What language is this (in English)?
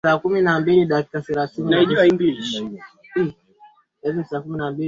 Swahili